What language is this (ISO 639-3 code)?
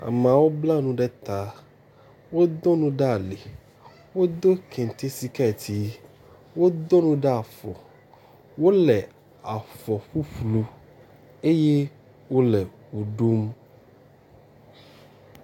ewe